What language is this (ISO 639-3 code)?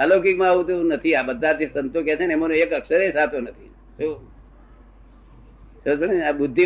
guj